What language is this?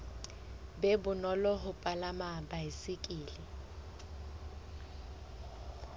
Southern Sotho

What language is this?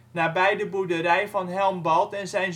Dutch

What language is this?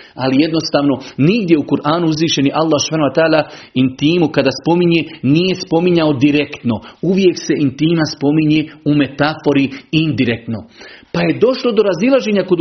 Croatian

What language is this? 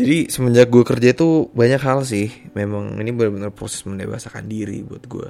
Indonesian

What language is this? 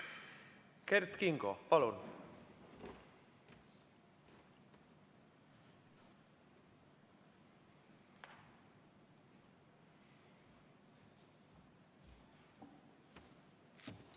Estonian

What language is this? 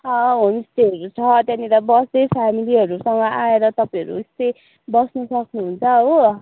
Nepali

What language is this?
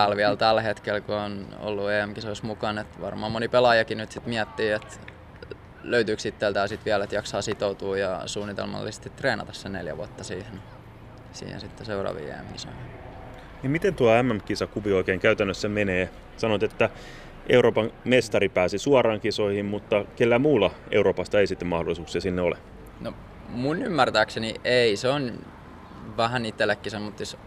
Finnish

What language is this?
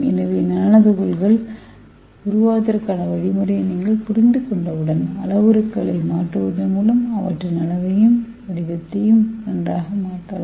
Tamil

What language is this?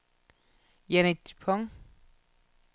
Danish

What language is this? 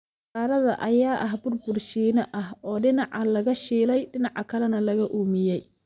Somali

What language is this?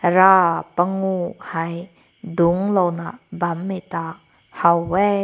Rongmei Naga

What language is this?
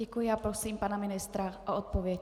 Czech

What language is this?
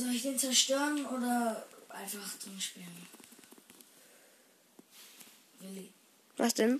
German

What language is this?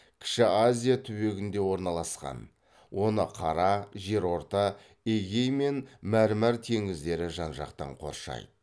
Kazakh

